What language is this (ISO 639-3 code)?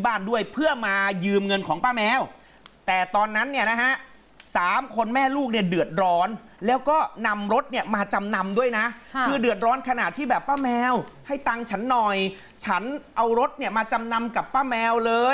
tha